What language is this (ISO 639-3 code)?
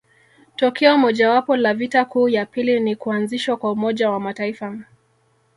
swa